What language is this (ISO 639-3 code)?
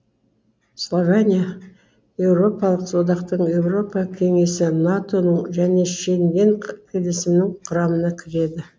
kaz